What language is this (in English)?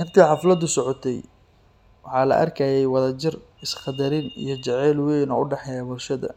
Somali